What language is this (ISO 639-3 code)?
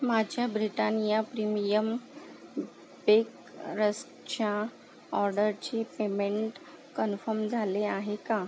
mar